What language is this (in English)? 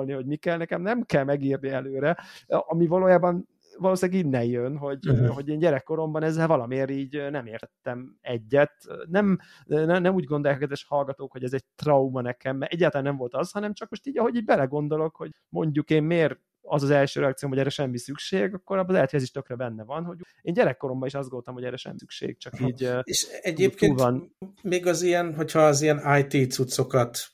Hungarian